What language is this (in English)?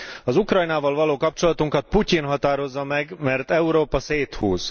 Hungarian